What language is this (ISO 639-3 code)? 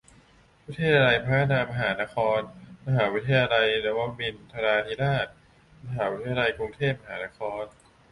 tha